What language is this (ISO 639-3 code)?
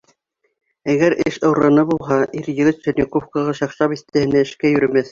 bak